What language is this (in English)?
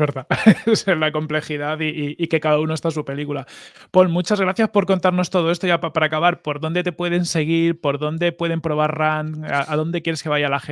Spanish